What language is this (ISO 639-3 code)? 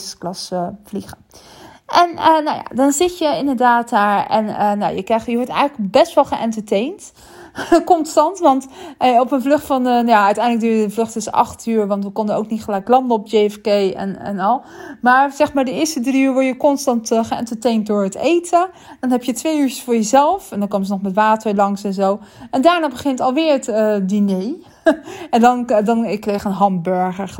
nld